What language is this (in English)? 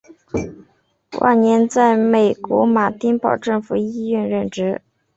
Chinese